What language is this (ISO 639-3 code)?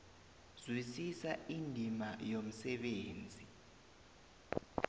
nbl